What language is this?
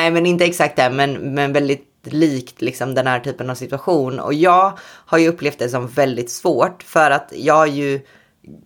Swedish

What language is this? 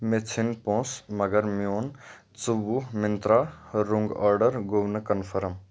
Kashmiri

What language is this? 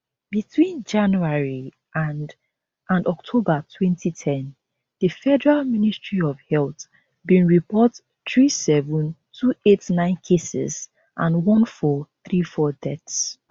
Nigerian Pidgin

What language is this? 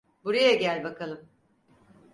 Turkish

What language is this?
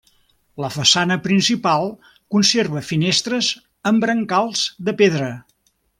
Catalan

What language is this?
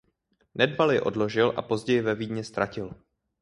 Czech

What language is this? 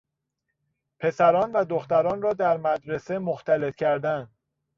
Persian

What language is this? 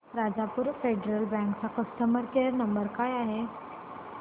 Marathi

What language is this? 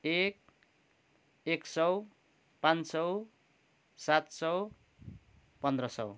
Nepali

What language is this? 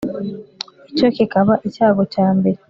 Kinyarwanda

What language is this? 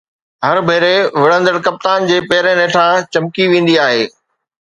Sindhi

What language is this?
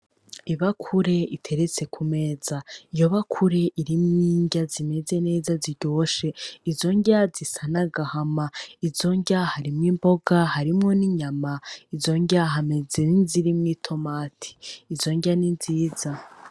Rundi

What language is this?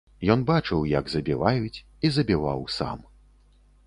Belarusian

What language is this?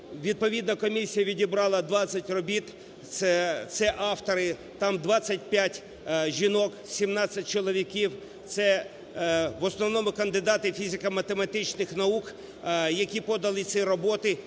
Ukrainian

